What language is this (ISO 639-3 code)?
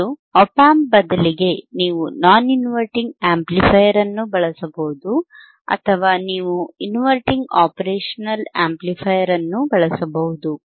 kan